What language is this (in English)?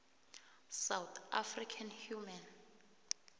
South Ndebele